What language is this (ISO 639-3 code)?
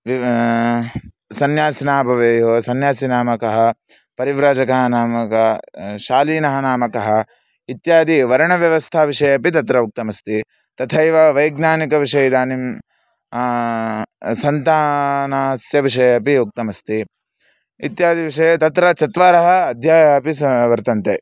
san